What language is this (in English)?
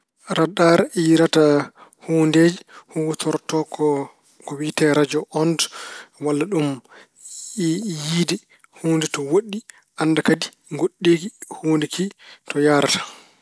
Fula